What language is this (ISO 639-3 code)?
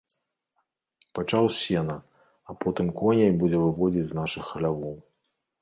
bel